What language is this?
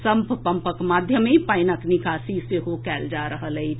Maithili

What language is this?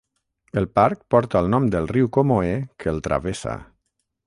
Catalan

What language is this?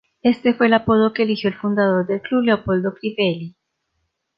Spanish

